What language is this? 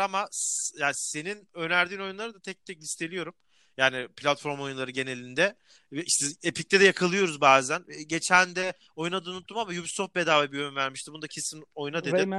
Turkish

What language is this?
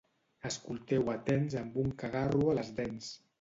Catalan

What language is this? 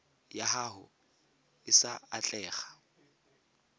Tswana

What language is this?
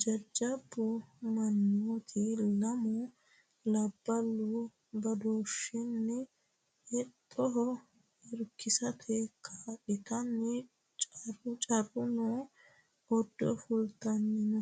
Sidamo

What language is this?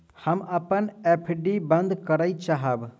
Maithili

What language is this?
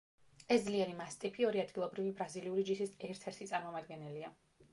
Georgian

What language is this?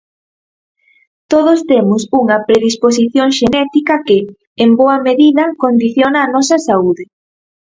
Galician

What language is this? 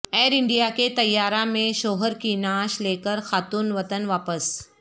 Urdu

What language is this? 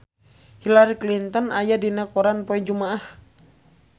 Sundanese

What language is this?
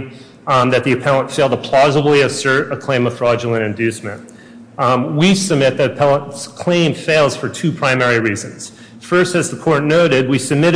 English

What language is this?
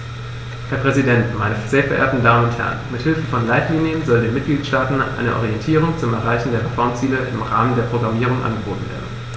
German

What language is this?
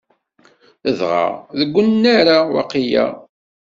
Kabyle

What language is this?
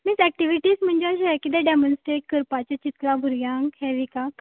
Konkani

